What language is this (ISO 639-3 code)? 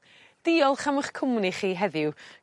cym